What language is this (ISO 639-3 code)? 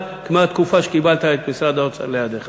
heb